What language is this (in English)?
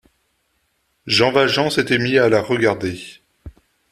French